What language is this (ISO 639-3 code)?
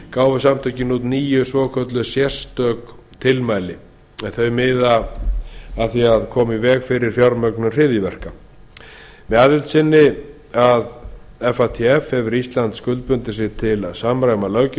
isl